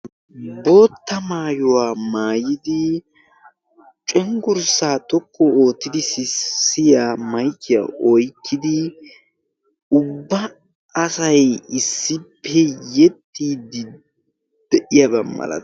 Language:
Wolaytta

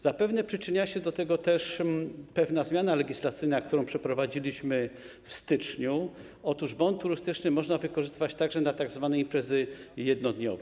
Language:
Polish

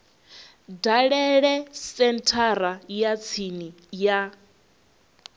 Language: Venda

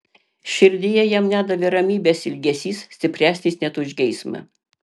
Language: Lithuanian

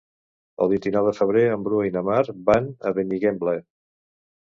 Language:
Catalan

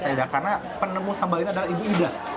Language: Indonesian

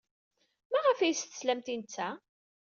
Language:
Kabyle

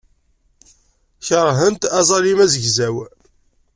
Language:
Kabyle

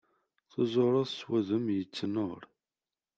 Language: Kabyle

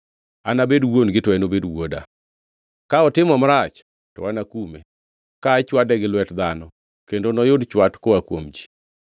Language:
Luo (Kenya and Tanzania)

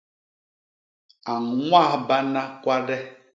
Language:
Basaa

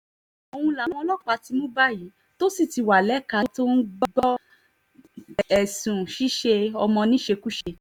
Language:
Yoruba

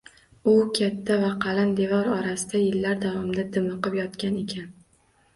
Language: Uzbek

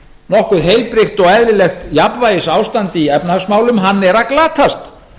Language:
Icelandic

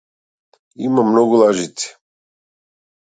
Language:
Macedonian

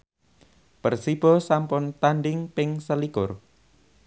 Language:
Javanese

